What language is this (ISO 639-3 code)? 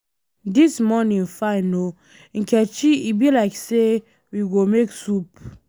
pcm